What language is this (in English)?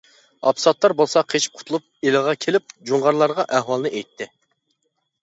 Uyghur